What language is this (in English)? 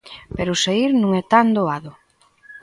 Galician